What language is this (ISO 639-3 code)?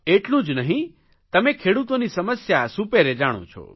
guj